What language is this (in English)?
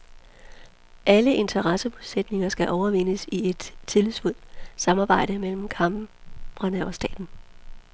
Danish